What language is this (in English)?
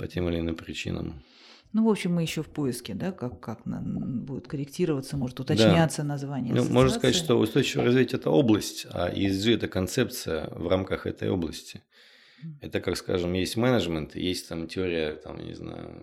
Russian